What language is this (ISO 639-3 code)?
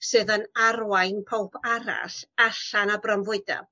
cym